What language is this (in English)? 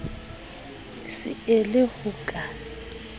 Southern Sotho